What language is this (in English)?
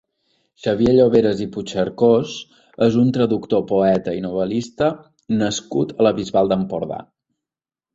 Catalan